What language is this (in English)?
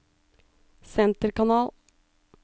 Norwegian